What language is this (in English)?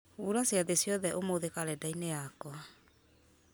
Kikuyu